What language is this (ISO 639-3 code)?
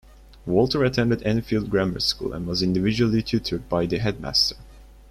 eng